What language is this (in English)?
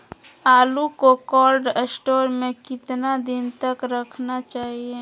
Magahi